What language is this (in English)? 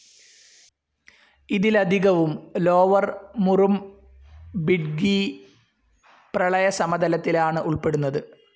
Malayalam